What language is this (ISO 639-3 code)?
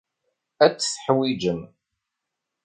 kab